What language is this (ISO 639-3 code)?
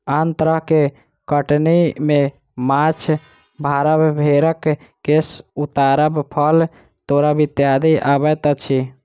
mai